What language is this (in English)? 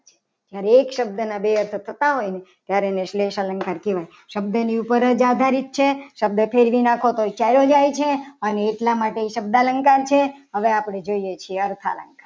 Gujarati